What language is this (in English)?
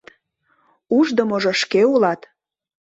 Mari